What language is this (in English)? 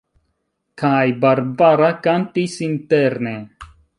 Esperanto